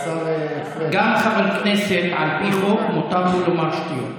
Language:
Hebrew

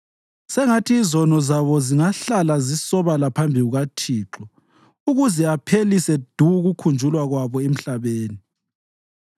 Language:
North Ndebele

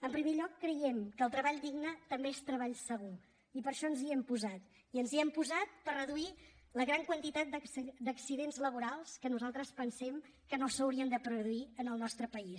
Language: Catalan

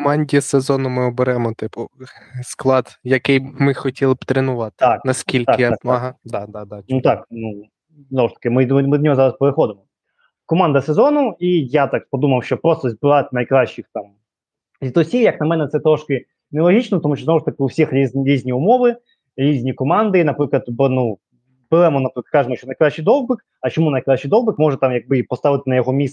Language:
Ukrainian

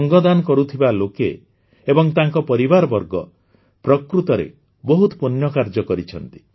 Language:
Odia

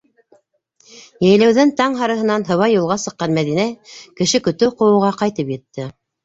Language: Bashkir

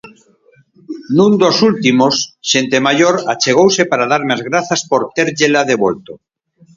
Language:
Galician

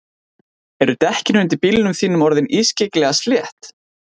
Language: Icelandic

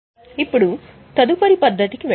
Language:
Telugu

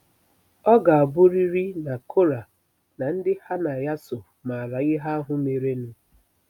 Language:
Igbo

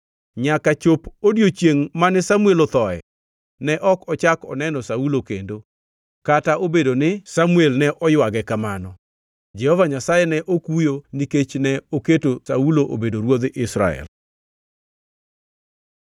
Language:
Luo (Kenya and Tanzania)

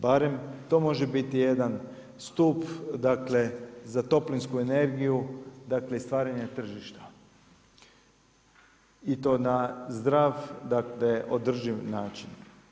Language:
Croatian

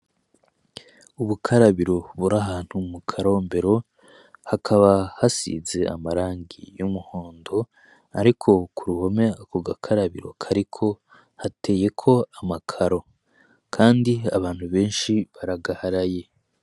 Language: Rundi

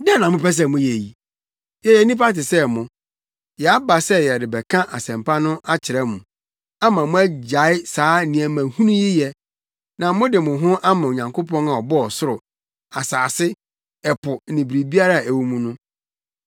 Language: Akan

